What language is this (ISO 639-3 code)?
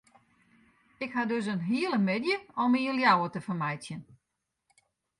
fry